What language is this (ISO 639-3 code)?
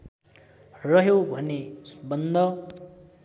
nep